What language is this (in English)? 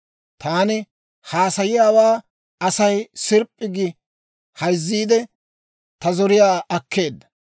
Dawro